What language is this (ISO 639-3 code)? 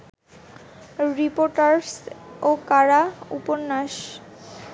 ben